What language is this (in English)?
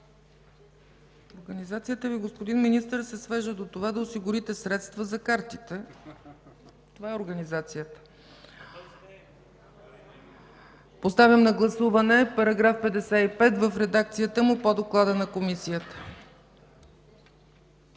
Bulgarian